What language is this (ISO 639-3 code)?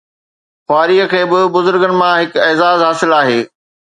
snd